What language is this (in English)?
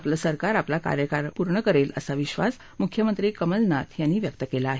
Marathi